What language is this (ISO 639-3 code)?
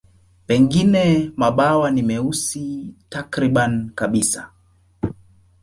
swa